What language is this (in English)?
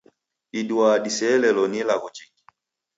Taita